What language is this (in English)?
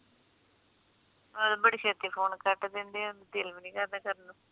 Punjabi